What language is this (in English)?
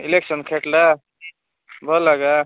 Odia